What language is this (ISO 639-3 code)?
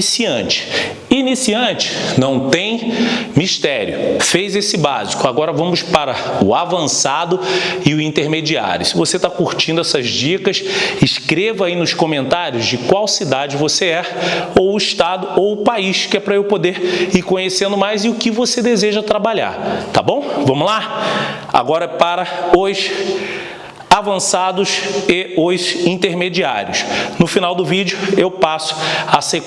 por